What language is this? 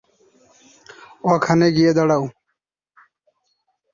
Bangla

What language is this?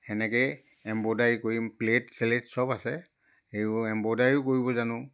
Assamese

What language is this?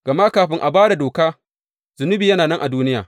Hausa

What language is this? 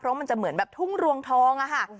Thai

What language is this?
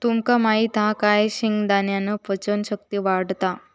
Marathi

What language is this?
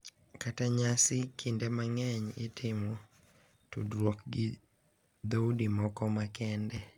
Luo (Kenya and Tanzania)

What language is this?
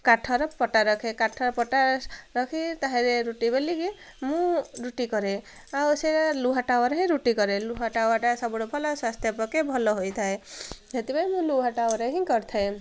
Odia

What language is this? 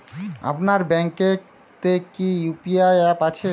Bangla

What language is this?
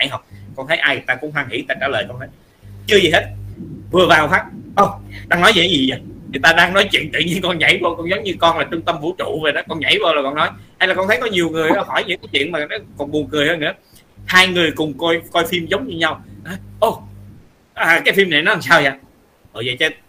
Vietnamese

